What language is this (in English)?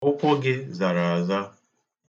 Igbo